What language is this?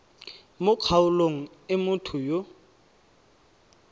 Tswana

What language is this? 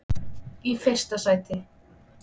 Icelandic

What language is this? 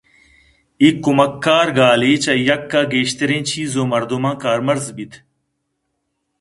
Eastern Balochi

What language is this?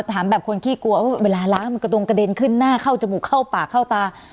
Thai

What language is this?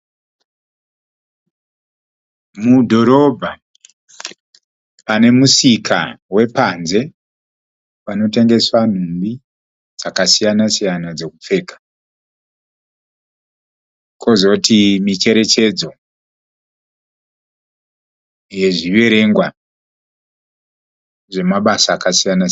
Shona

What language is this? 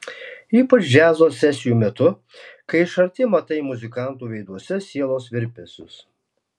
Lithuanian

